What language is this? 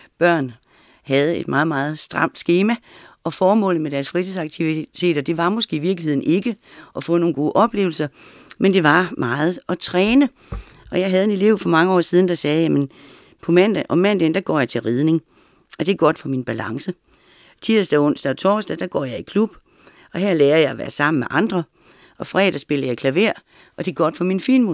Danish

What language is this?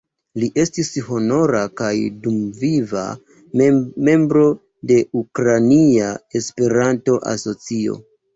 Esperanto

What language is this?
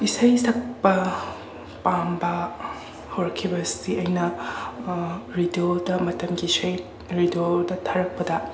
Manipuri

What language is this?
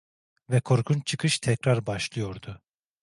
Turkish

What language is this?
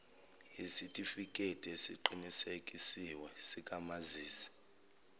Zulu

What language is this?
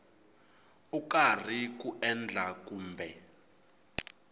Tsonga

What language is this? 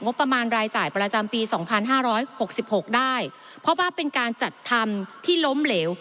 Thai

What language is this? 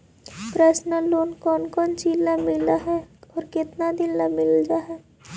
Magahi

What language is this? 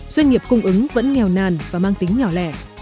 Vietnamese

